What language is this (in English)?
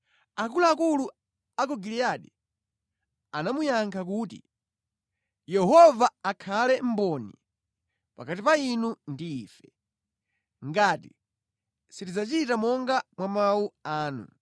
Nyanja